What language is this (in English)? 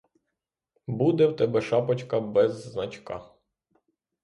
Ukrainian